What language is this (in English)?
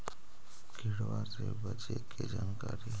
Magahi